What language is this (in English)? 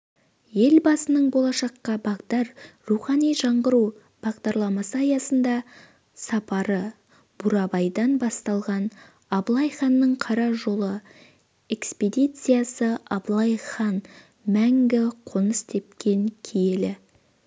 Kazakh